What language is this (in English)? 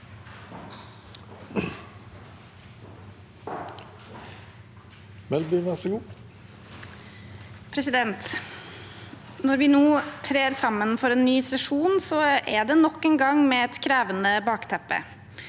Norwegian